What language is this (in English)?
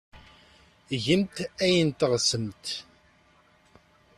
Kabyle